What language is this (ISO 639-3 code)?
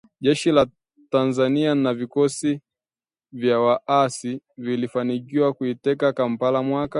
swa